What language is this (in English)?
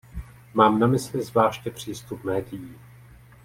Czech